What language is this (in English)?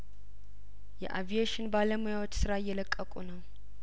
Amharic